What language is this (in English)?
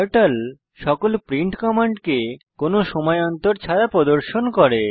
Bangla